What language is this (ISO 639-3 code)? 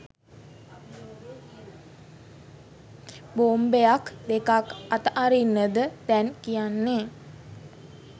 sin